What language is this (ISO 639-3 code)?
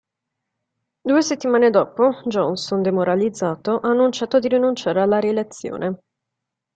ita